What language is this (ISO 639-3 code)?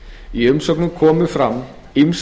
isl